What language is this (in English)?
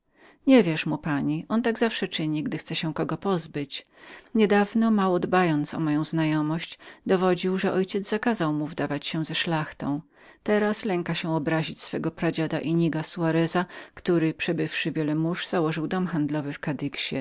Polish